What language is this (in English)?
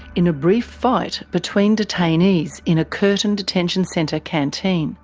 English